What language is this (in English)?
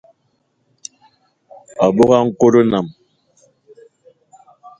Eton (Cameroon)